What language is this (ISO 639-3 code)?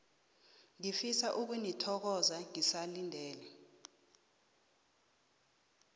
nbl